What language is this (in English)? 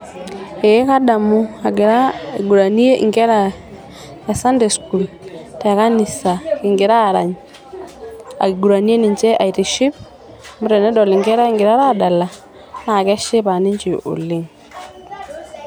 Masai